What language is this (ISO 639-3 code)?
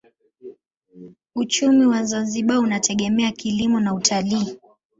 swa